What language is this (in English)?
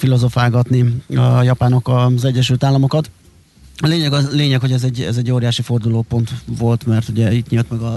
Hungarian